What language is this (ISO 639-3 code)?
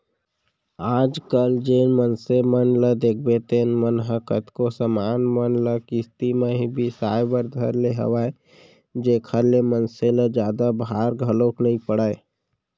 hne